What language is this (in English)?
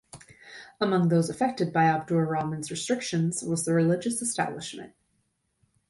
English